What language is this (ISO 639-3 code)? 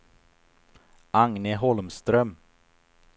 swe